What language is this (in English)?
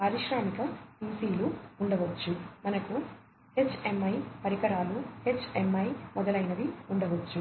Telugu